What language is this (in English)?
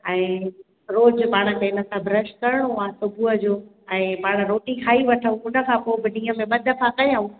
Sindhi